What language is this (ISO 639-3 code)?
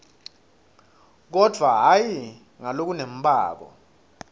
ssw